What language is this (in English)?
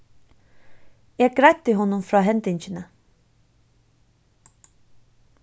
Faroese